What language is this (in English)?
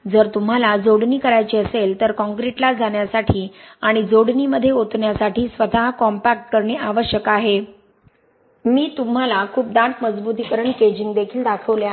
Marathi